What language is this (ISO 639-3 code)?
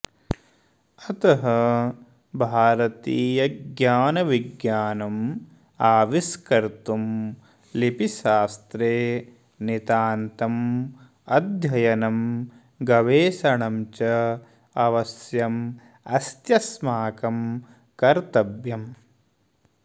san